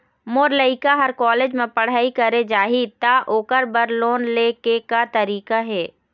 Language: Chhattisgarhi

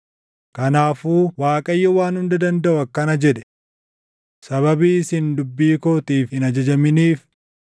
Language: Oromo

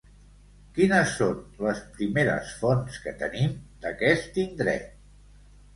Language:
Catalan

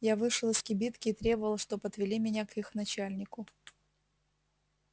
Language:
Russian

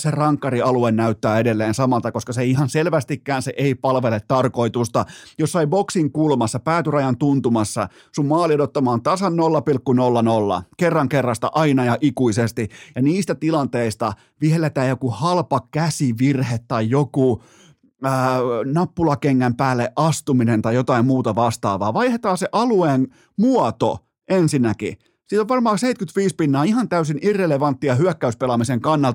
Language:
Finnish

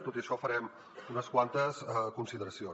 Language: Catalan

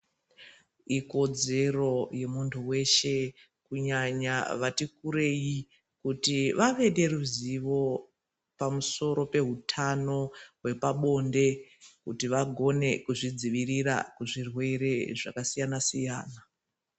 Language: Ndau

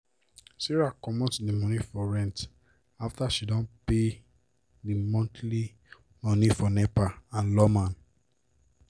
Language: Nigerian Pidgin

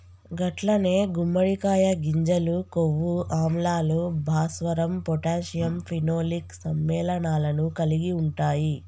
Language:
Telugu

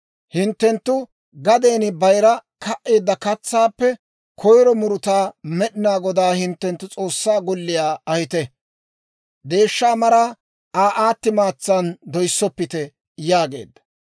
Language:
Dawro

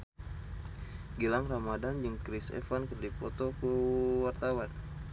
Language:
Sundanese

